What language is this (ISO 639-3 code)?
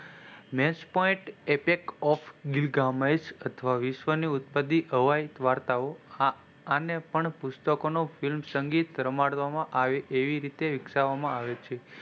guj